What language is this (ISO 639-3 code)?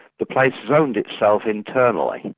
eng